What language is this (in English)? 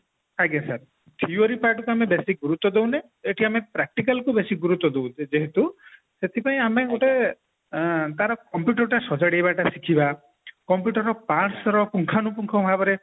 Odia